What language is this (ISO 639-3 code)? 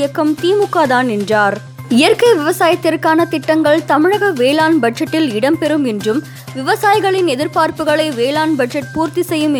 tam